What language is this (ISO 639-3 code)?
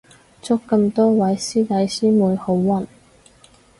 yue